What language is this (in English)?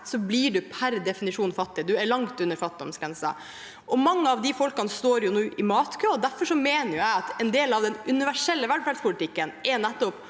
Norwegian